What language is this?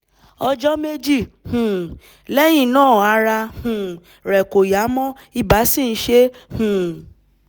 Yoruba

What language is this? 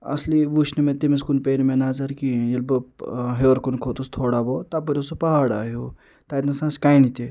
Kashmiri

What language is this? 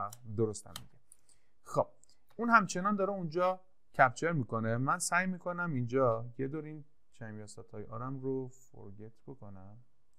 Persian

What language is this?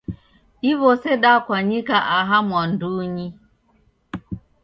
Taita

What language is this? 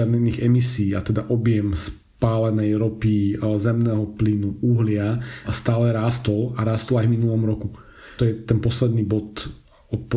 Slovak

